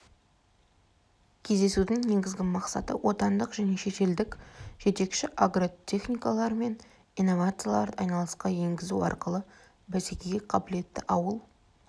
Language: Kazakh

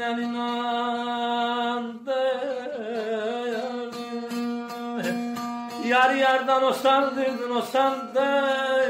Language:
Turkish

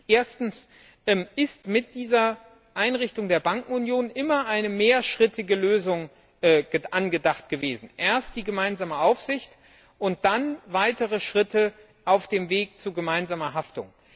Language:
German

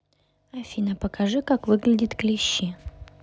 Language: Russian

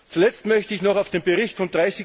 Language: German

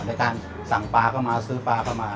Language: Thai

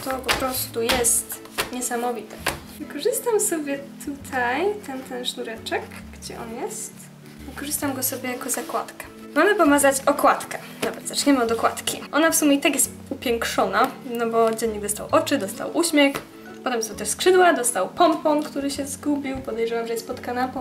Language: Polish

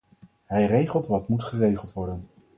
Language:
Dutch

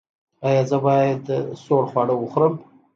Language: Pashto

